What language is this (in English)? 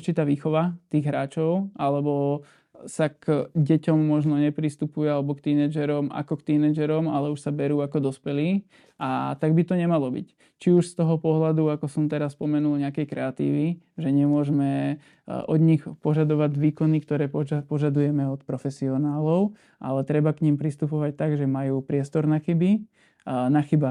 Slovak